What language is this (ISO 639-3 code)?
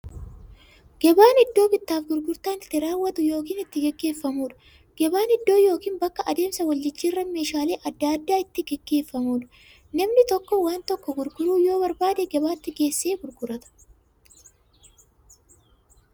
orm